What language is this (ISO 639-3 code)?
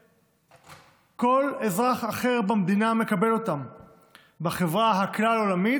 heb